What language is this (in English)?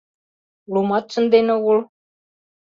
Mari